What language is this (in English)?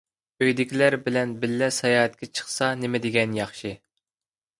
Uyghur